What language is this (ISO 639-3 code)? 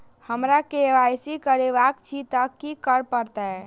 mai